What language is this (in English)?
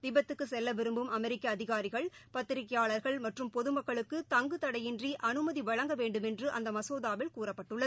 Tamil